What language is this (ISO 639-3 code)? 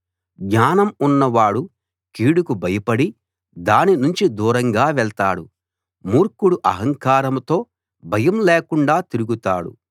tel